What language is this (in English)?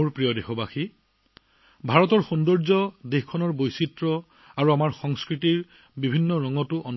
Assamese